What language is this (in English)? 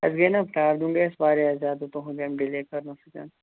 Kashmiri